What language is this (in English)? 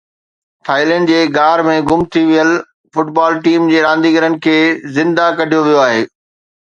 Sindhi